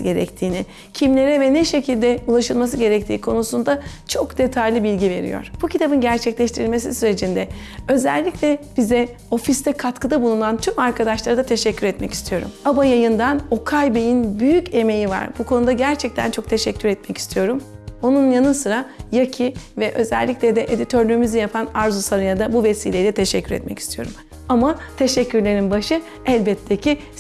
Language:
Turkish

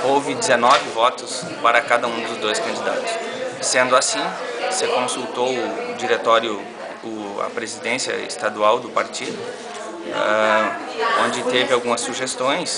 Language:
Portuguese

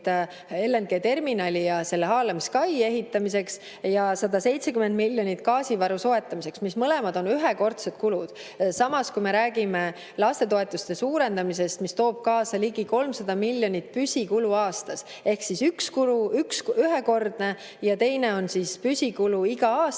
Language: Estonian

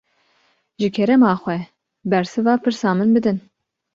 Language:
Kurdish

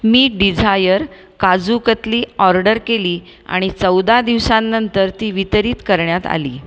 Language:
Marathi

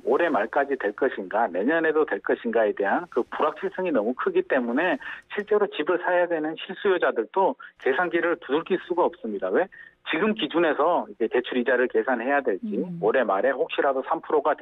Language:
Korean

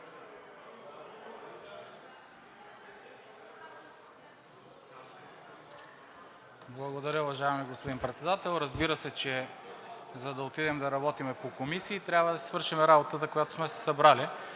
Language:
Bulgarian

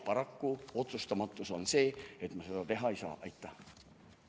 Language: Estonian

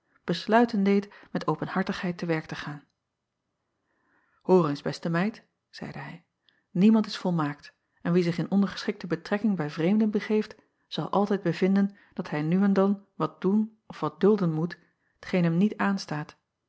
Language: Dutch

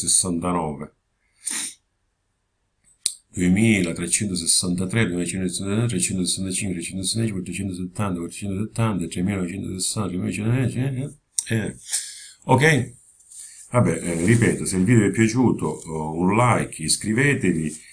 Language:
Italian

